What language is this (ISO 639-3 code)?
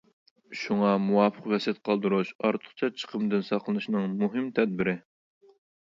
uig